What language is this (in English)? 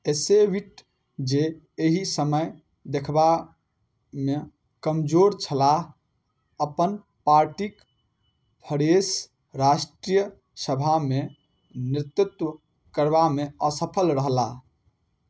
Maithili